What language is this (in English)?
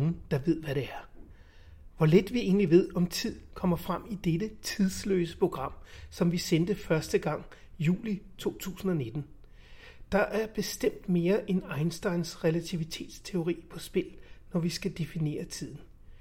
Danish